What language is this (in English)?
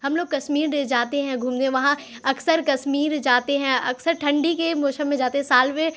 Urdu